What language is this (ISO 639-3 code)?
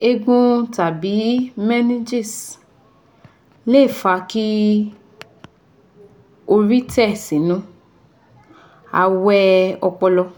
yor